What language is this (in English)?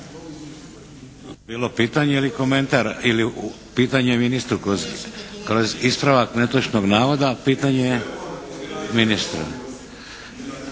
Croatian